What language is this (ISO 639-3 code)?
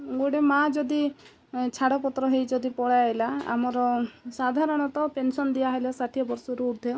ori